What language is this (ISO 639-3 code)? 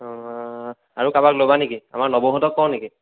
asm